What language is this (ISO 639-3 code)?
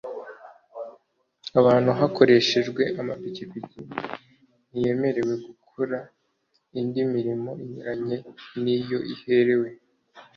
kin